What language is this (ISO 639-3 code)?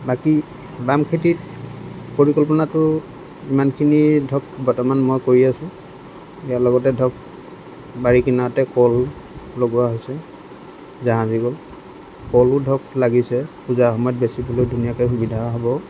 asm